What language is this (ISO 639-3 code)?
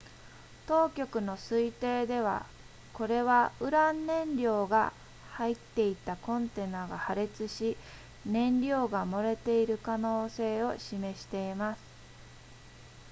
jpn